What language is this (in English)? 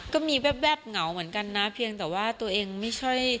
Thai